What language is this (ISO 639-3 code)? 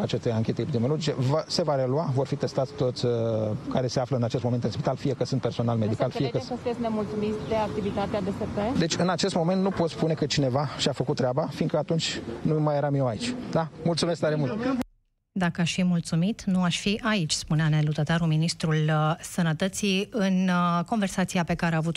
ron